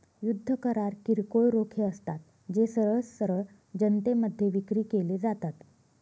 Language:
Marathi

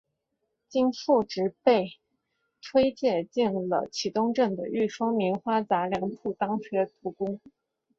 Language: Chinese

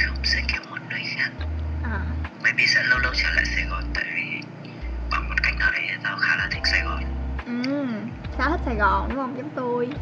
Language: Vietnamese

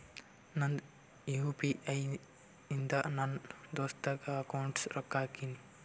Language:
Kannada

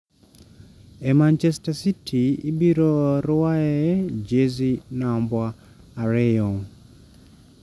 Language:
Luo (Kenya and Tanzania)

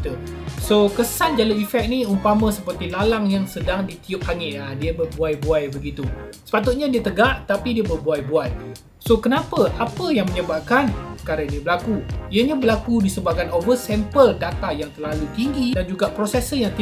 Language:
Malay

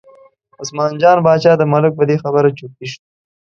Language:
Pashto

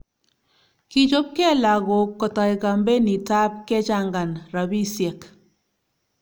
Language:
Kalenjin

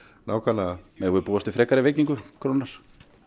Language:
Icelandic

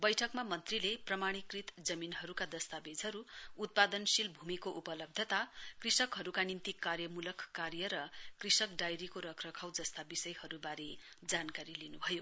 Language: Nepali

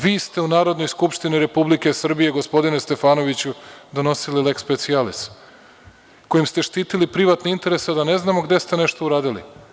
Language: Serbian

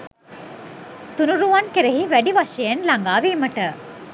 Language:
Sinhala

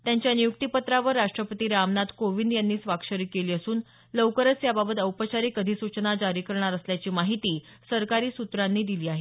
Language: Marathi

